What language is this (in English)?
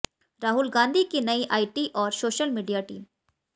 Hindi